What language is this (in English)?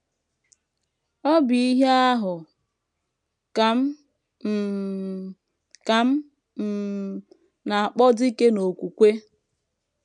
Igbo